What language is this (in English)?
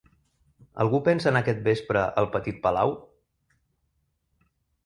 Catalan